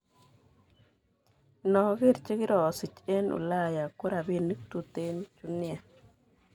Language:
Kalenjin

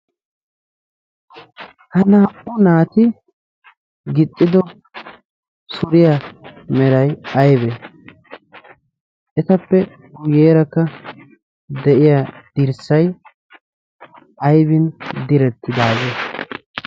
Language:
Wolaytta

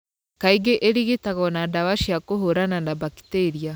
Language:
Kikuyu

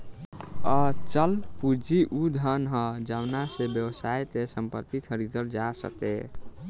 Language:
Bhojpuri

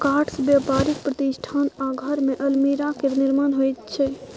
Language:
Maithili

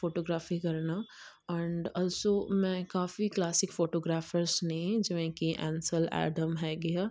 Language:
Punjabi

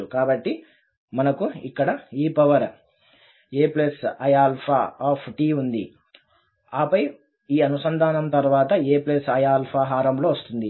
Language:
Telugu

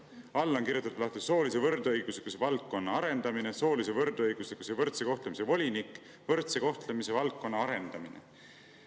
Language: Estonian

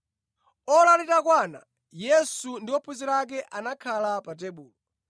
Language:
Nyanja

